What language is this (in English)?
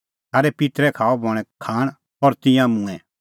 Kullu Pahari